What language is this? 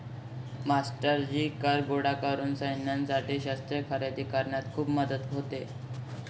Marathi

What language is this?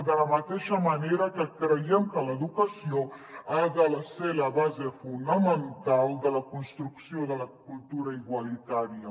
Catalan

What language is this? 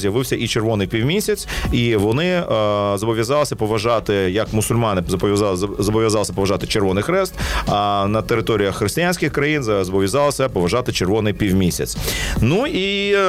Ukrainian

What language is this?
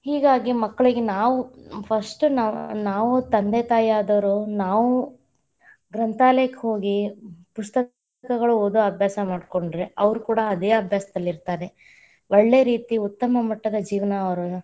Kannada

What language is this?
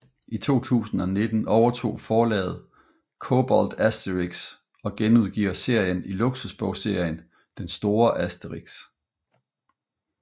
Danish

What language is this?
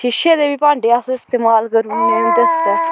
Dogri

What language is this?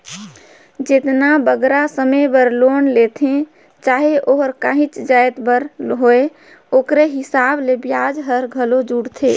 Chhattisgarhi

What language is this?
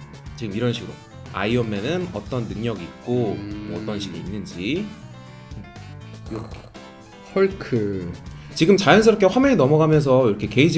Korean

